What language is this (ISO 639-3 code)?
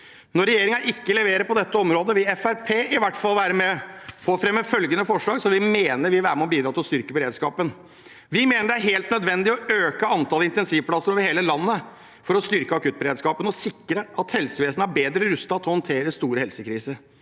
nor